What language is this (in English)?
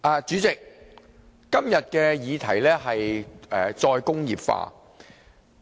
Cantonese